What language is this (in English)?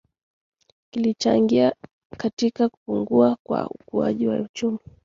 Swahili